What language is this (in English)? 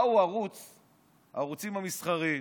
Hebrew